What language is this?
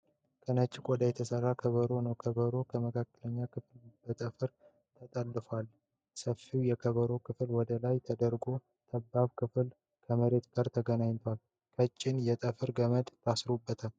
Amharic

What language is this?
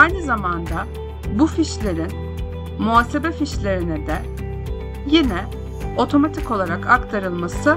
Turkish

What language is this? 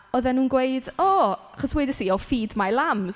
Welsh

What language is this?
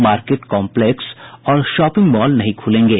Hindi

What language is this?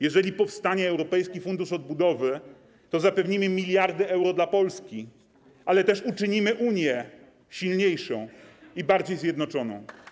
Polish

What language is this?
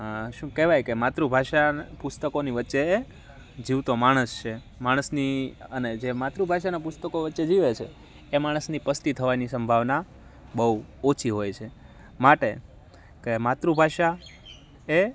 Gujarati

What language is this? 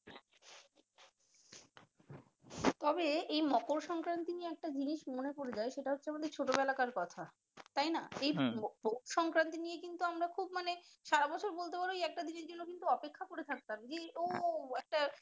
Bangla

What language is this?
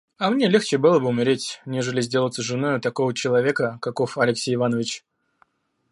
Russian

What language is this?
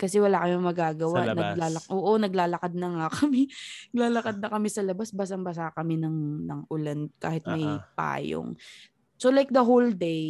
Filipino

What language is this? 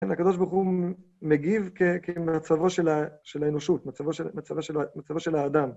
Hebrew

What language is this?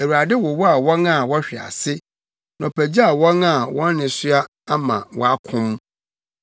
Akan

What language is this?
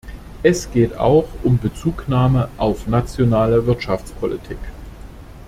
German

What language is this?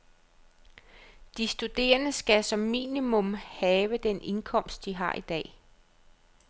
Danish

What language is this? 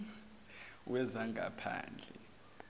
Zulu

